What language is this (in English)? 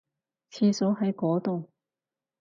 Cantonese